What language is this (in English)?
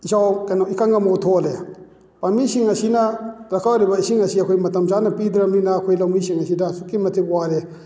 Manipuri